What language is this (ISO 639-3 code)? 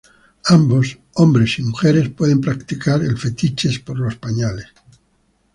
spa